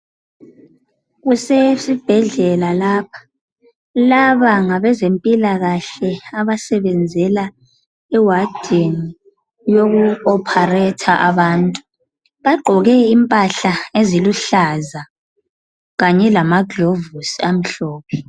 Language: North Ndebele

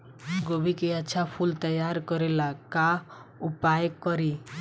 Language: Bhojpuri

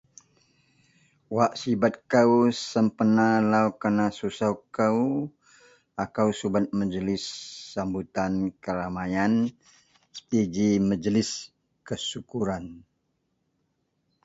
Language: Central Melanau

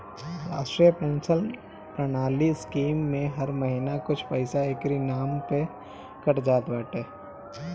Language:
Bhojpuri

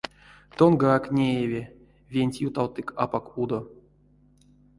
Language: Erzya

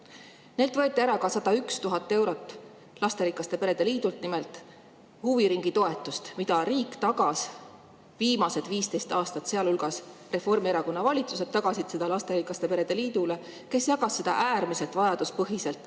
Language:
Estonian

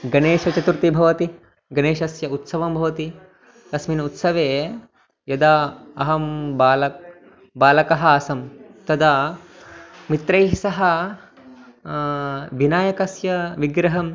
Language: Sanskrit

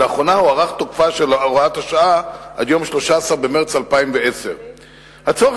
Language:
Hebrew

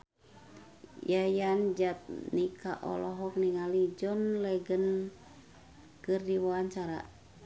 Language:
Sundanese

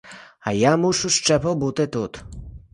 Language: Ukrainian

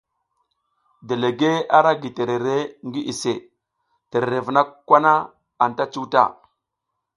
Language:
South Giziga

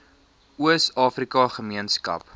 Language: Afrikaans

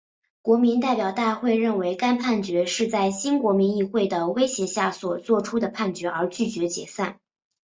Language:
Chinese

